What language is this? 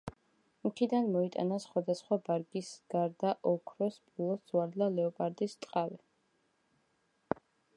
Georgian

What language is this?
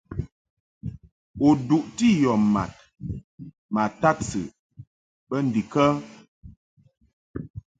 Mungaka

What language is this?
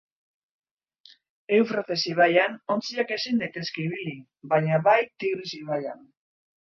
Basque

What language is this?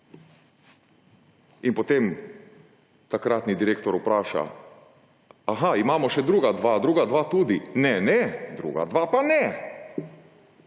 Slovenian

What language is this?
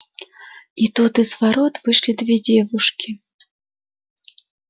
Russian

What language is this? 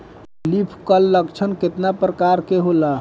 Bhojpuri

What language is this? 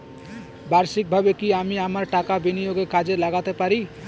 Bangla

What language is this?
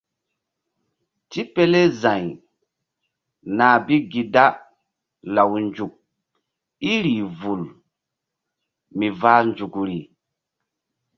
Mbum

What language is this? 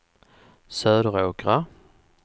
Swedish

